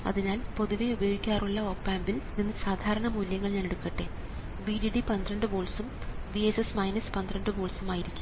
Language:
Malayalam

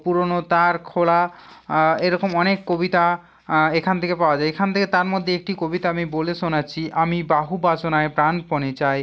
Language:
Bangla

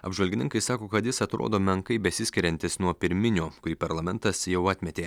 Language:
Lithuanian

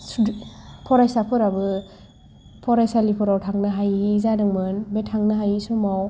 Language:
Bodo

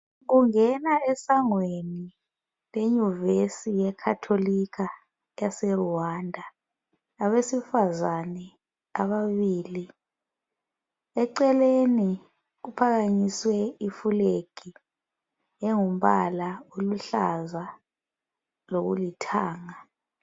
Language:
North Ndebele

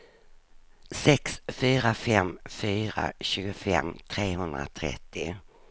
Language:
Swedish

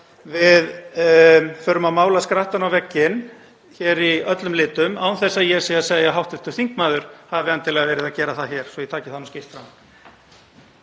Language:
Icelandic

